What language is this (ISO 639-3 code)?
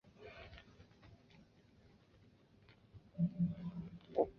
zho